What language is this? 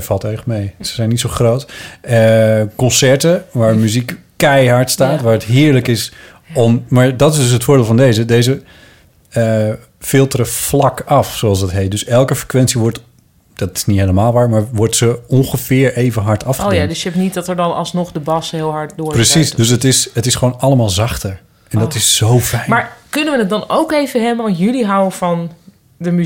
Dutch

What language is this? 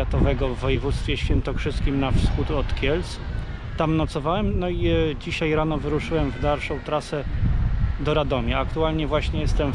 Polish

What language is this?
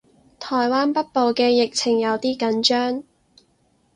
Cantonese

